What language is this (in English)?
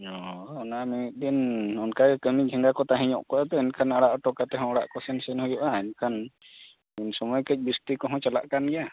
Santali